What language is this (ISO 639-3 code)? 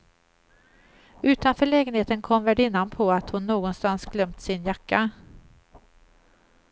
swe